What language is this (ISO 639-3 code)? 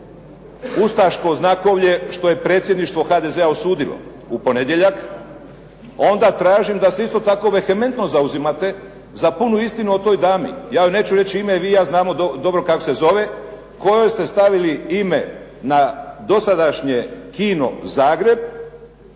hrv